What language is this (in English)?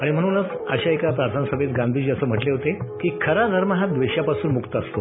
Marathi